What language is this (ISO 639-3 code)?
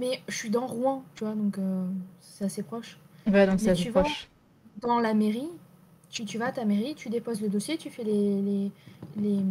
fra